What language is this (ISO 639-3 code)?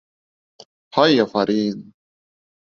bak